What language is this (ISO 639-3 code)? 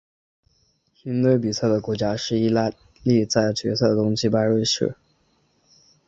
zho